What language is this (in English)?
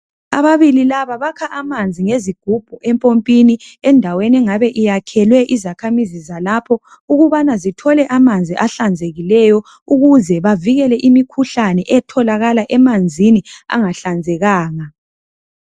North Ndebele